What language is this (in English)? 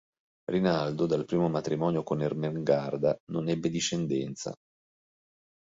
Italian